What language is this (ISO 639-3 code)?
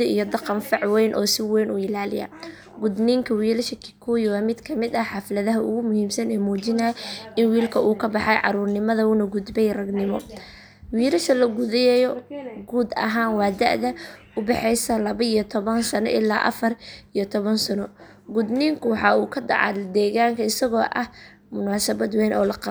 som